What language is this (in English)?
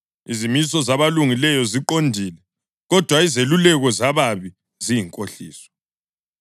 North Ndebele